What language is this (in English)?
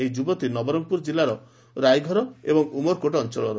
Odia